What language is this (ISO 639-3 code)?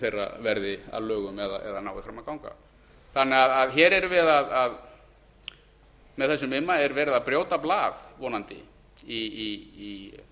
isl